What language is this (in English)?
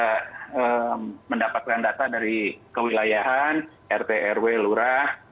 Indonesian